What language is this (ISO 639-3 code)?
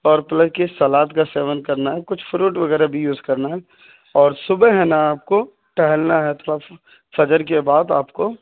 urd